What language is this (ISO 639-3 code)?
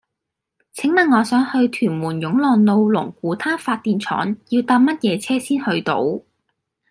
yue